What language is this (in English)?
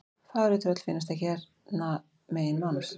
Icelandic